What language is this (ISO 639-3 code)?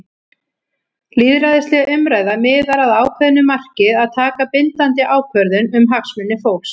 isl